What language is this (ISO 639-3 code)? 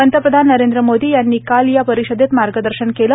mar